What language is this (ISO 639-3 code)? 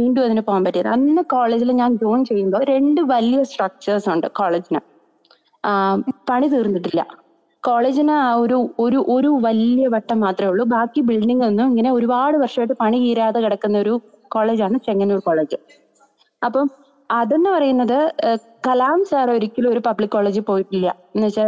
mal